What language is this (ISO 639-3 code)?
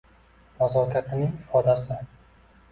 uzb